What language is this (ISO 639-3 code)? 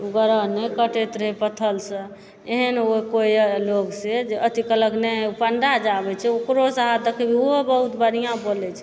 mai